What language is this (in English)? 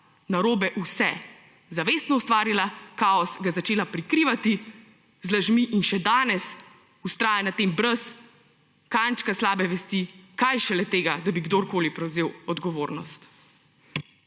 Slovenian